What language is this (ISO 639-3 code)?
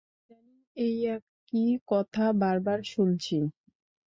ben